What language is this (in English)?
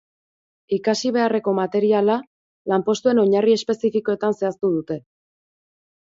Basque